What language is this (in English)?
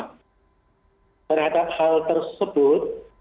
Indonesian